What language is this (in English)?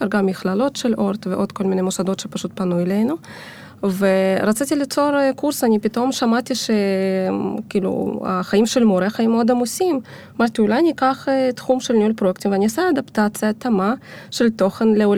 Hebrew